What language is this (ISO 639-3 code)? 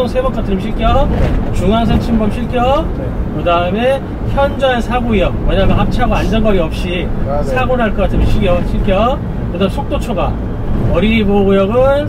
kor